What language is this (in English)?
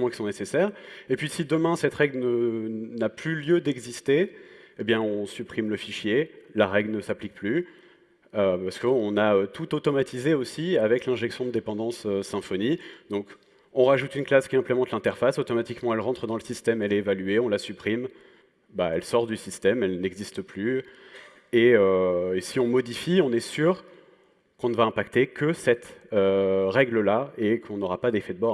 French